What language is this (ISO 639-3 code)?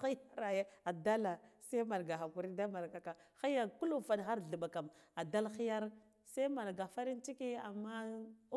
gdf